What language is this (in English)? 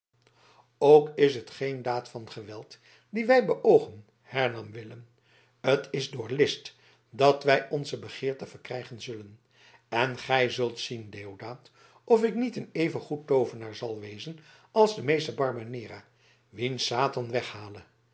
Dutch